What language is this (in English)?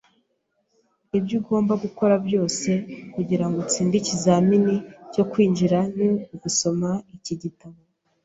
Kinyarwanda